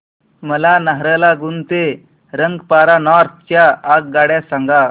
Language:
Marathi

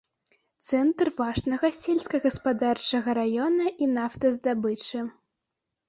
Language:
Belarusian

